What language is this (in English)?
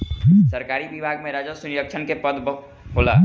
Bhojpuri